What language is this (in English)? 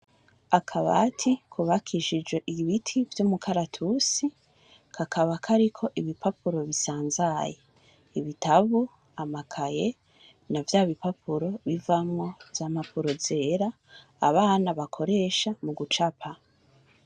Rundi